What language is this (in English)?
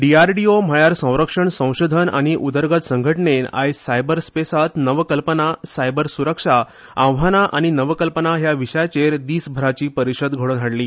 Konkani